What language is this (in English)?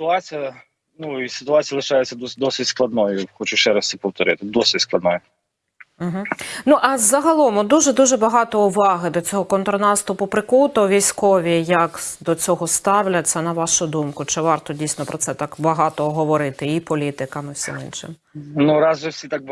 Ukrainian